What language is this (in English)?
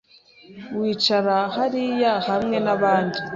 Kinyarwanda